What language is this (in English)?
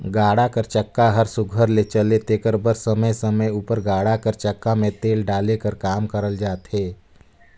Chhattisgarhi